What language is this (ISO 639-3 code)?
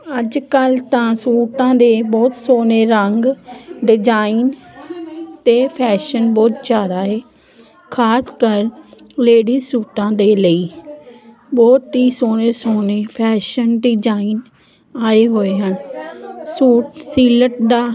pan